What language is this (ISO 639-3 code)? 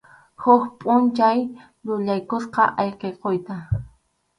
qxu